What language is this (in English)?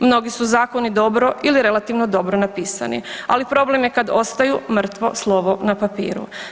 Croatian